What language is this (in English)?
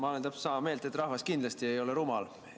Estonian